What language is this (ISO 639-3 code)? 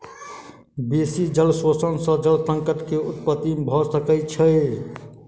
mai